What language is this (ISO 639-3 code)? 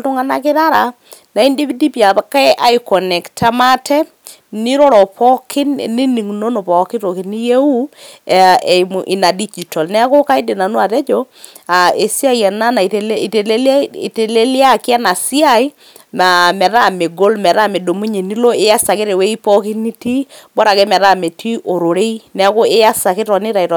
mas